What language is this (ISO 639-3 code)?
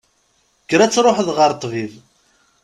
kab